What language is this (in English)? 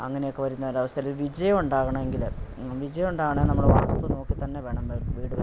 Malayalam